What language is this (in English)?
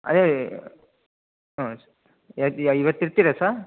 Kannada